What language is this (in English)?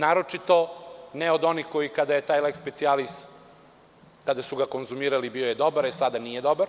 Serbian